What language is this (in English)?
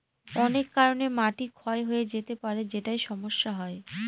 Bangla